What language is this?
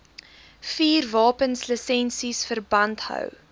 Afrikaans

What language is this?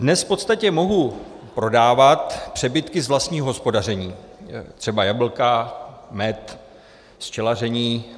Czech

